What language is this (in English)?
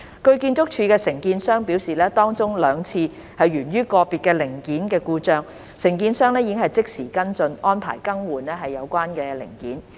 Cantonese